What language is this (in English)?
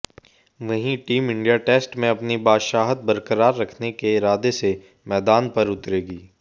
Hindi